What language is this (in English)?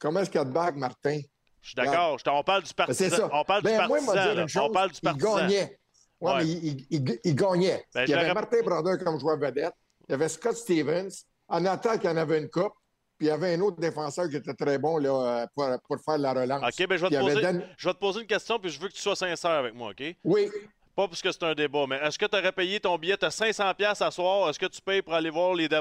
French